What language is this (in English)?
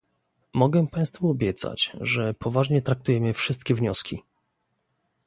Polish